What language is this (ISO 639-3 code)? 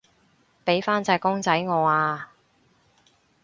yue